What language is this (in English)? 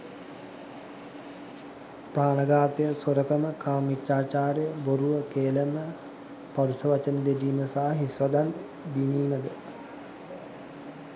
Sinhala